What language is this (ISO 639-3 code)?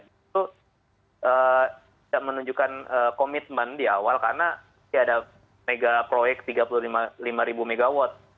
ind